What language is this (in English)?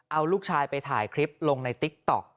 Thai